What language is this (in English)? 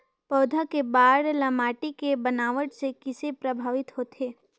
Chhattisgarhi